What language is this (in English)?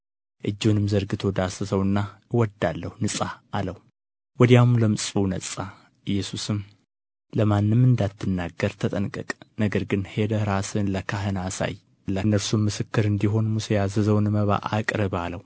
Amharic